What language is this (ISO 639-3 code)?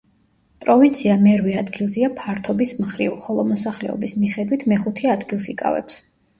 kat